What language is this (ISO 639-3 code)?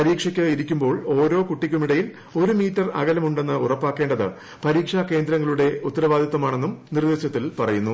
mal